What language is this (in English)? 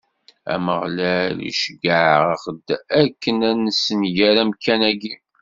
Kabyle